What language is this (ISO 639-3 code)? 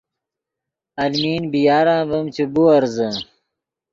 ydg